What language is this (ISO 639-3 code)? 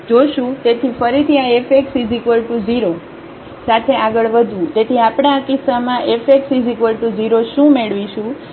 guj